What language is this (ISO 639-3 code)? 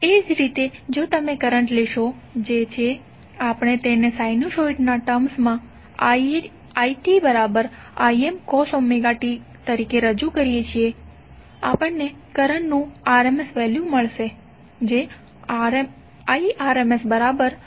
guj